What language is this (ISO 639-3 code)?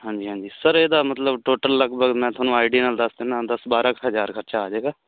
pan